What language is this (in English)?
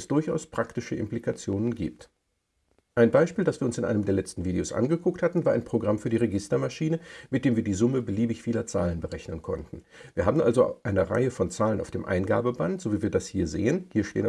German